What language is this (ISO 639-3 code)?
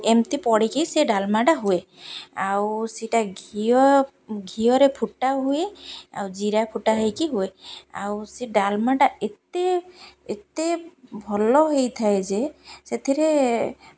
ori